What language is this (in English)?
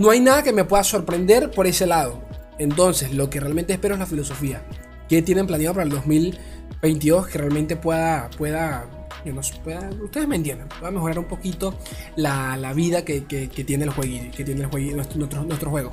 Spanish